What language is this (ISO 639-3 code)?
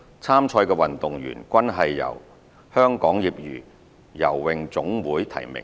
yue